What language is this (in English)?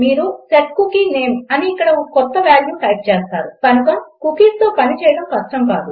Telugu